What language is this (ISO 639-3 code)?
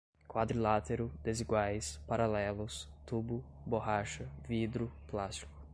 por